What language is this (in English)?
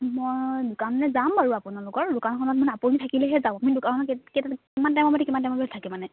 Assamese